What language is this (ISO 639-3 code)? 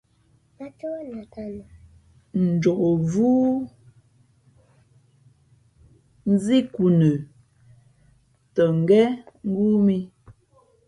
fmp